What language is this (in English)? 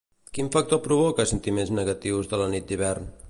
Catalan